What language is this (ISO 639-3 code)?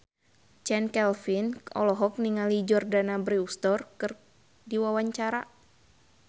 sun